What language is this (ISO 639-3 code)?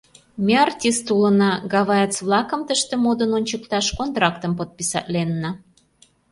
chm